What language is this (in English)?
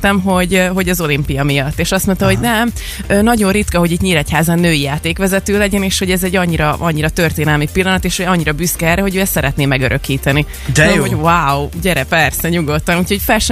Hungarian